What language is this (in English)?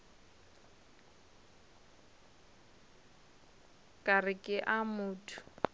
Northern Sotho